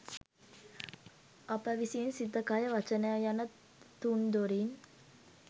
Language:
Sinhala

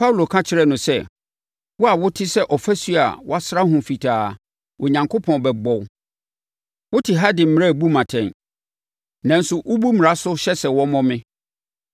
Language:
Akan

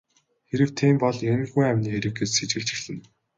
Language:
Mongolian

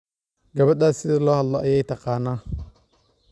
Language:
Somali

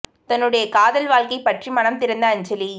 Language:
Tamil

